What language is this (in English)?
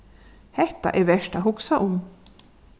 Faroese